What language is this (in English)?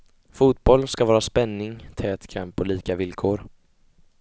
Swedish